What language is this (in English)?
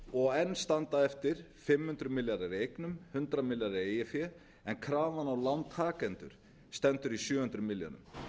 Icelandic